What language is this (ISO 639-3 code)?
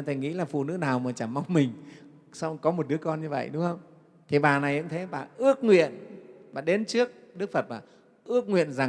vie